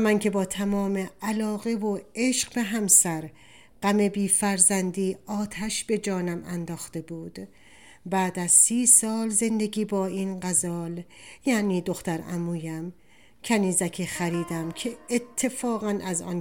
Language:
Persian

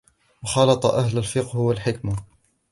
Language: Arabic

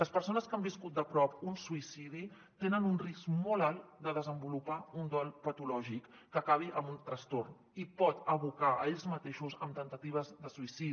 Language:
Catalan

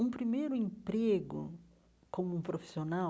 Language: Portuguese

